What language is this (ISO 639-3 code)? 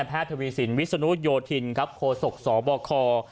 tha